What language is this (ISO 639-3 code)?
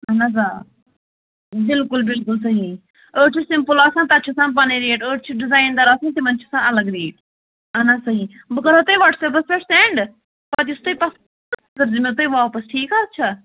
kas